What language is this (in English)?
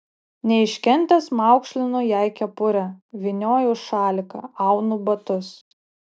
Lithuanian